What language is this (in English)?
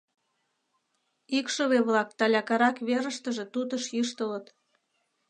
Mari